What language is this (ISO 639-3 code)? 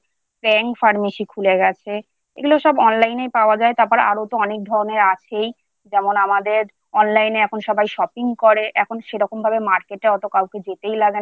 ben